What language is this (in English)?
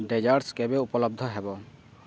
Odia